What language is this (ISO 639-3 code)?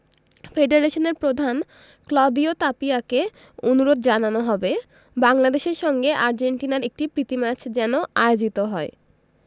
ben